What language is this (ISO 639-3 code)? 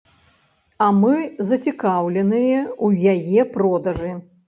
bel